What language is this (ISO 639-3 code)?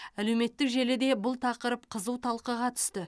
kaz